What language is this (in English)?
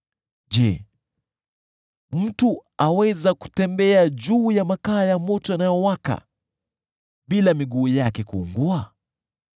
Swahili